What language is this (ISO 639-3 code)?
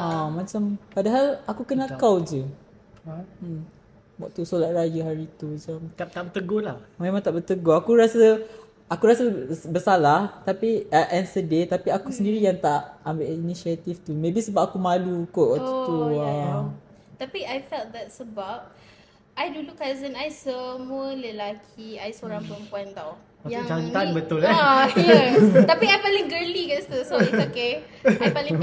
msa